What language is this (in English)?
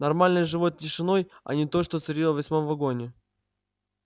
Russian